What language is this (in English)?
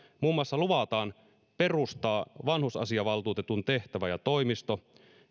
Finnish